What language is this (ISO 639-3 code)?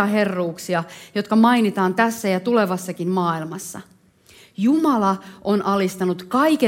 fin